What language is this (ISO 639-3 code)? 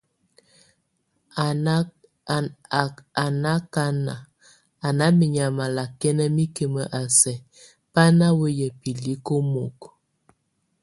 tvu